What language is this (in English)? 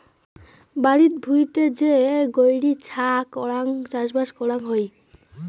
Bangla